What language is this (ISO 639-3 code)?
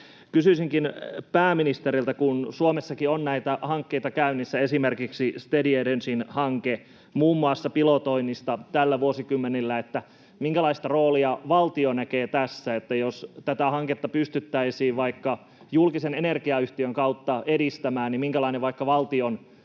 fin